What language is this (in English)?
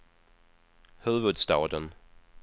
Swedish